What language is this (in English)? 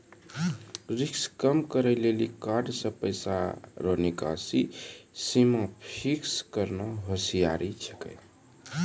Maithili